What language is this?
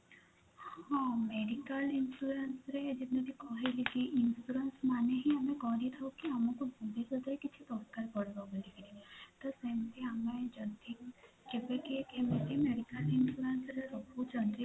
Odia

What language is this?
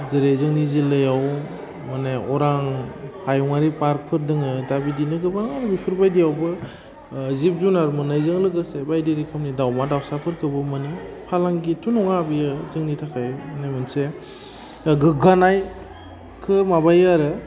Bodo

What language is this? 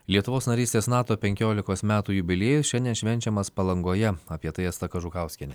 Lithuanian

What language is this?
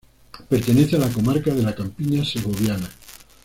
Spanish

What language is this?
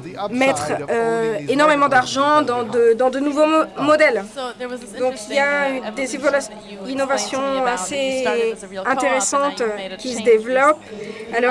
French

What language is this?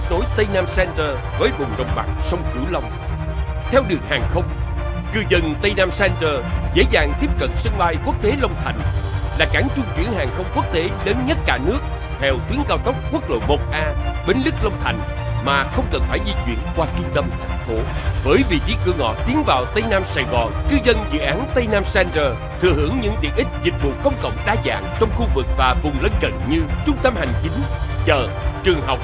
Vietnamese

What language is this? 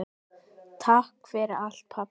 Icelandic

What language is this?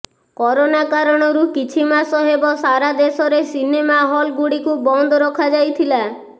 Odia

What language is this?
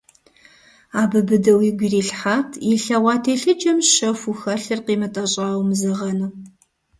Kabardian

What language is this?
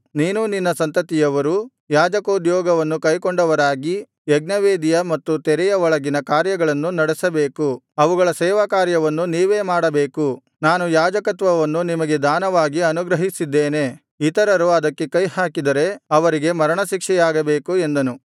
Kannada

